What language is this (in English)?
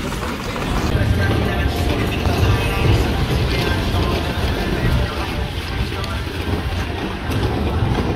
Portuguese